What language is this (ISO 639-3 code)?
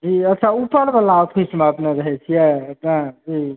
mai